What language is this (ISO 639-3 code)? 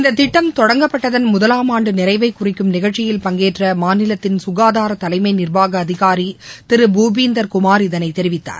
tam